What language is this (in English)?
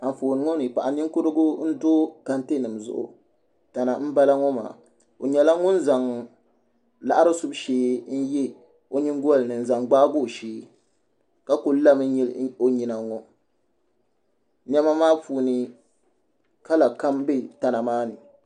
Dagbani